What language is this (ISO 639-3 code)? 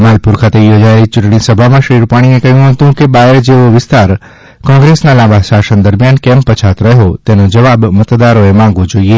guj